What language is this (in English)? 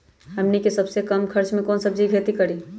Magahi